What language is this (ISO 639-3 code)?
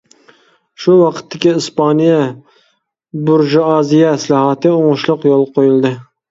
uig